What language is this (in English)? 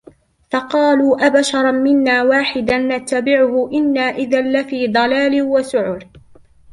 Arabic